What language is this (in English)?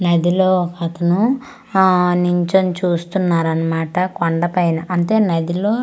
Telugu